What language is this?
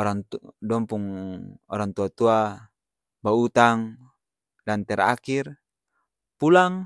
Ambonese Malay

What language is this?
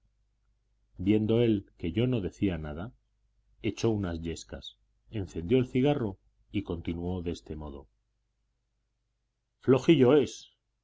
Spanish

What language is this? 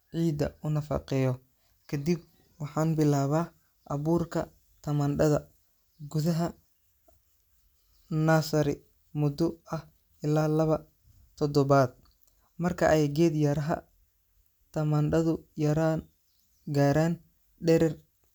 Somali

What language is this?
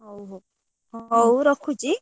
Odia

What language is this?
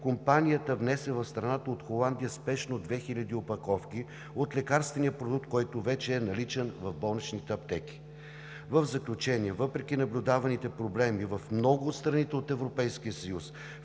Bulgarian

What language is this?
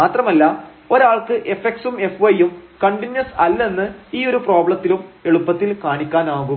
Malayalam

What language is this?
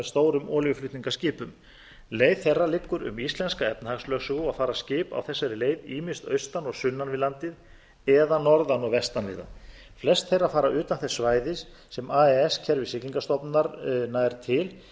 Icelandic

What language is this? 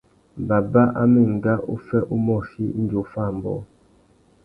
Tuki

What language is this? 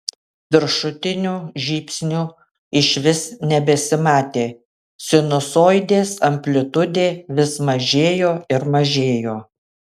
Lithuanian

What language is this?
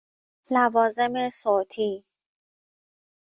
Persian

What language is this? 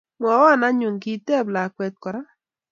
Kalenjin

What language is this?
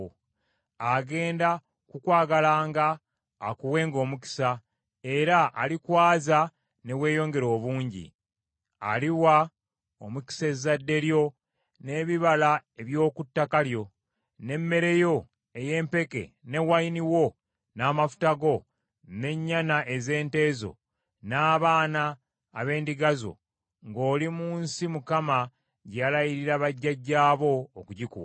Ganda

